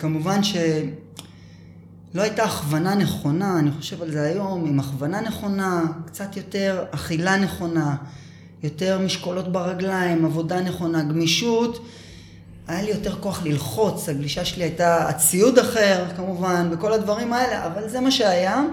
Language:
Hebrew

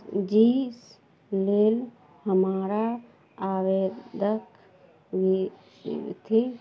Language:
Maithili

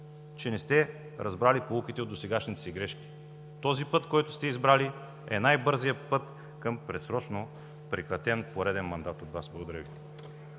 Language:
Bulgarian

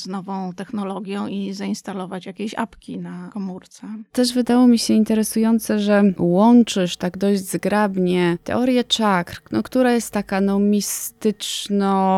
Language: Polish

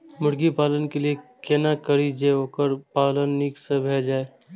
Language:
Maithili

